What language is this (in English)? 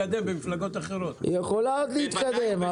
Hebrew